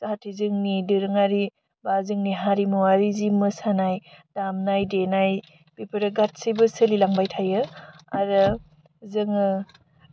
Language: Bodo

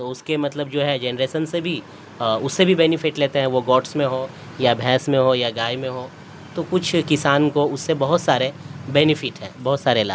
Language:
Urdu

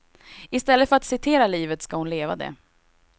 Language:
Swedish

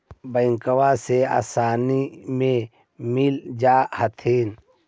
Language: Magahi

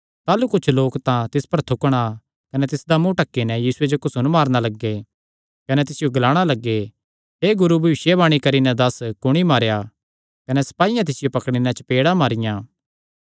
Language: Kangri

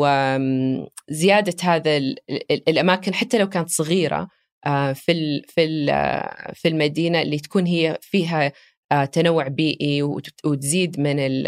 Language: Arabic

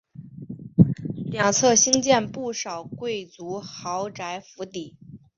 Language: Chinese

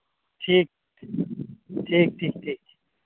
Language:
Santali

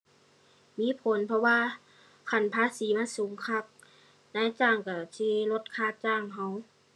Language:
Thai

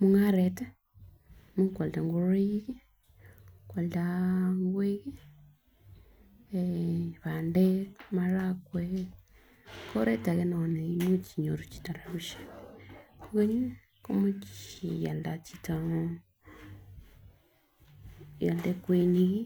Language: Kalenjin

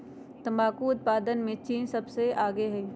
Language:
Magahi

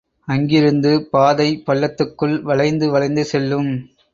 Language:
Tamil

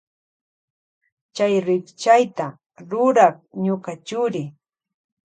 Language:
Loja Highland Quichua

